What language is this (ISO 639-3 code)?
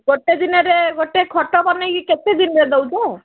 ori